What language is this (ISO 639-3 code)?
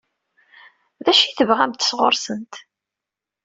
kab